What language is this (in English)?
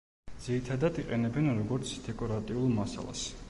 Georgian